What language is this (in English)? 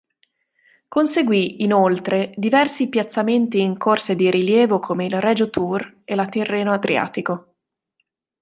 Italian